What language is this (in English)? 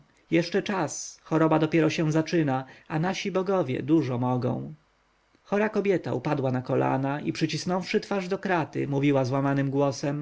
Polish